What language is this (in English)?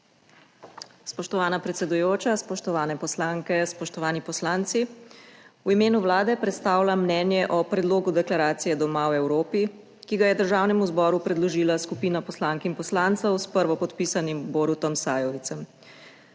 Slovenian